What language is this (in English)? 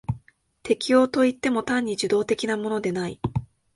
Japanese